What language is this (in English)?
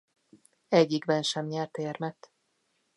Hungarian